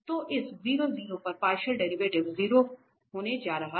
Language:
Hindi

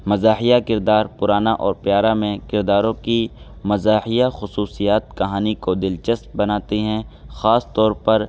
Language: Urdu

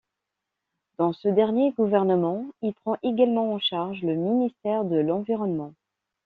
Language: French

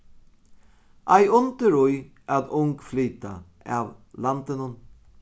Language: Faroese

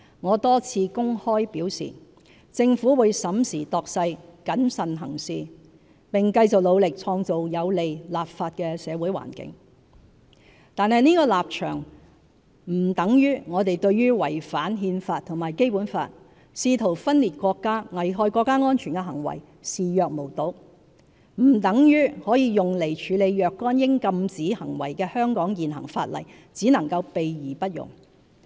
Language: Cantonese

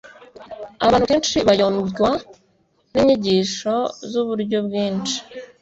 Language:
Kinyarwanda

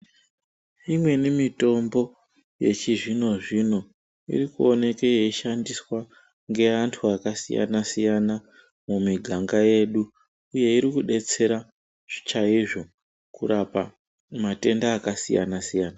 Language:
Ndau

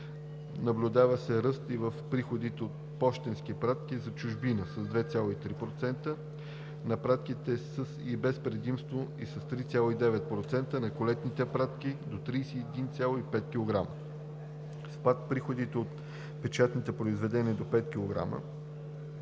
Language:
Bulgarian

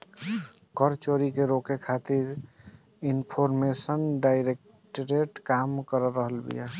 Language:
Bhojpuri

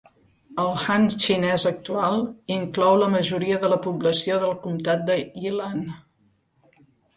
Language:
Catalan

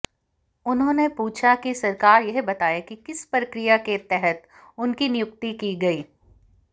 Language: Hindi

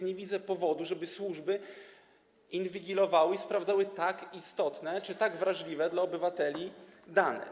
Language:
Polish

